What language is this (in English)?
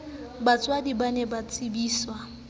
Southern Sotho